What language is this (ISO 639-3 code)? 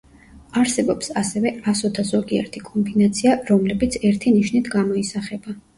kat